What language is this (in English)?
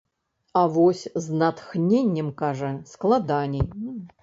Belarusian